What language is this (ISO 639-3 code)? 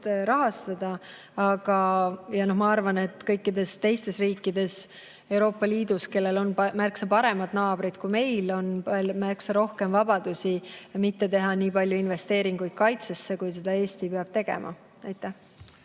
est